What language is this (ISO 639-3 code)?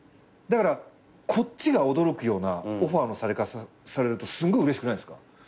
jpn